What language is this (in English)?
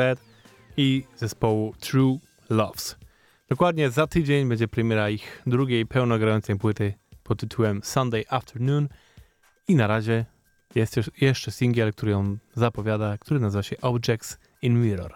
Polish